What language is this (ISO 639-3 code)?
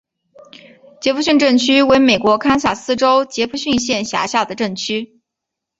zho